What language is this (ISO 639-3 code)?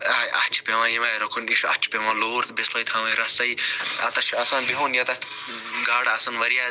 kas